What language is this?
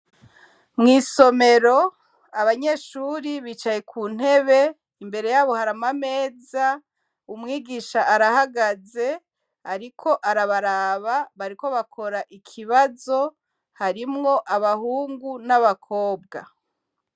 Rundi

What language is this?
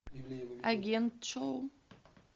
Russian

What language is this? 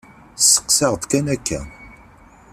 Kabyle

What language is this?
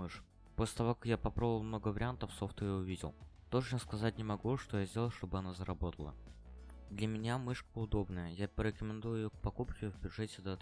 Russian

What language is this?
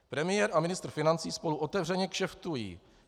Czech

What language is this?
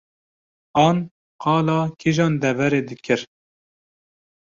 Kurdish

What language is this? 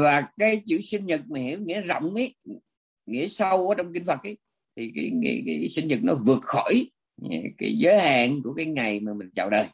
Vietnamese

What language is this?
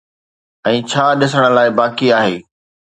Sindhi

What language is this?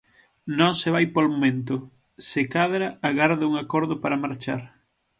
Galician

